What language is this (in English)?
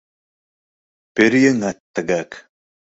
Mari